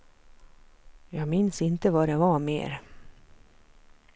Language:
Swedish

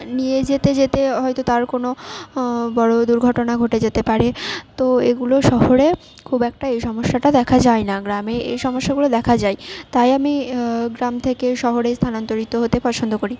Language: Bangla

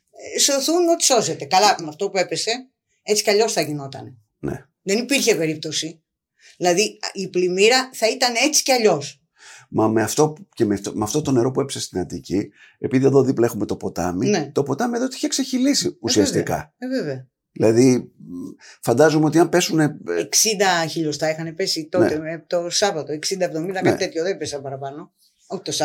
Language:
Greek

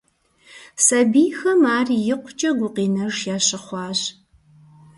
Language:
Kabardian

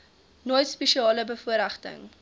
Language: Afrikaans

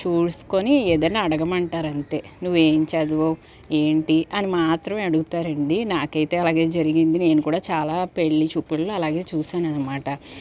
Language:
Telugu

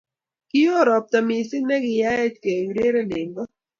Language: Kalenjin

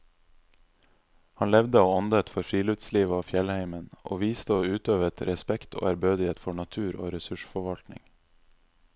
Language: Norwegian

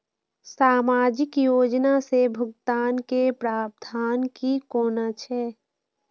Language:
Maithili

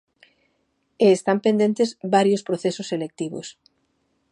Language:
Galician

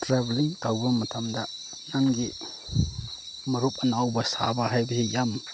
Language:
Manipuri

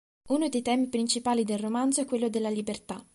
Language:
Italian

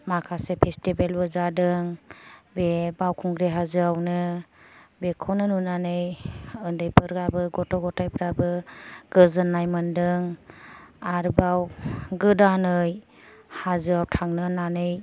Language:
Bodo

